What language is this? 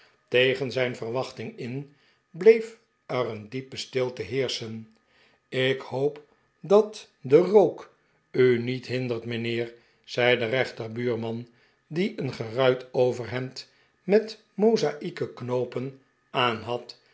Dutch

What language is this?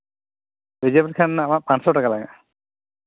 Santali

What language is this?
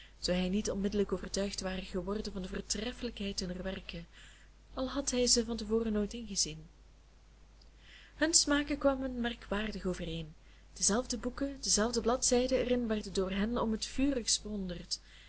Dutch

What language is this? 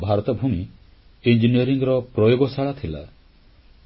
Odia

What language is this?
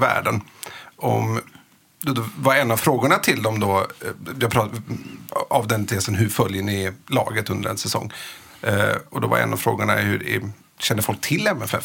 Swedish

